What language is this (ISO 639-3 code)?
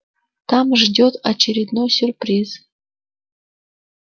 rus